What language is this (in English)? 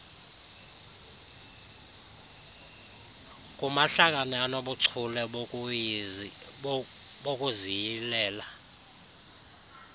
Xhosa